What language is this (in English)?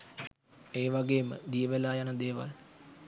Sinhala